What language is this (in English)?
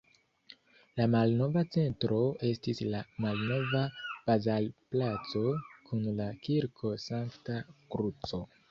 Esperanto